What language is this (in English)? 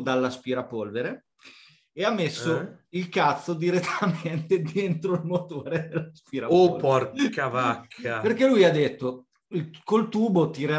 Italian